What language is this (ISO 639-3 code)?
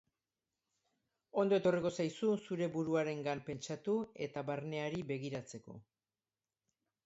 eus